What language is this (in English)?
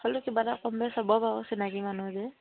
Assamese